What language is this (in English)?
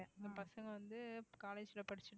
Tamil